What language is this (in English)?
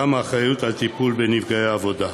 Hebrew